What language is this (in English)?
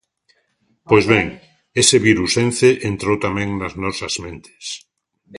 Galician